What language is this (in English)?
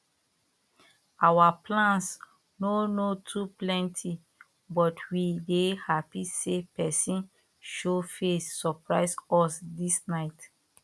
Nigerian Pidgin